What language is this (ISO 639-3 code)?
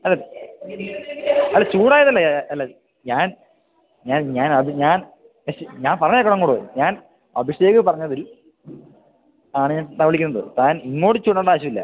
mal